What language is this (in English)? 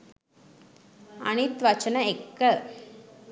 Sinhala